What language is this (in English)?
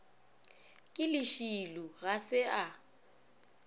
Northern Sotho